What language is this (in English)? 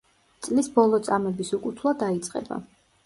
Georgian